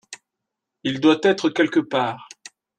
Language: French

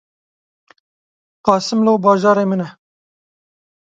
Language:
Kurdish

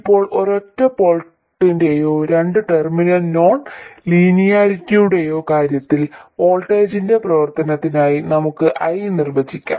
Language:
Malayalam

